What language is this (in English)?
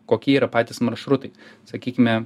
Lithuanian